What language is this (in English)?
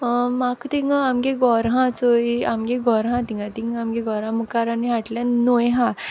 Konkani